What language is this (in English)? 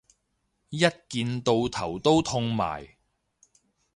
Cantonese